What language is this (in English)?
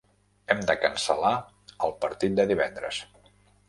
Catalan